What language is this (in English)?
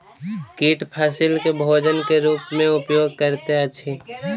Maithili